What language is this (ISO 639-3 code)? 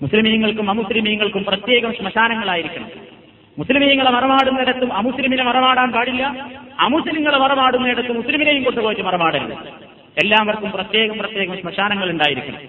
mal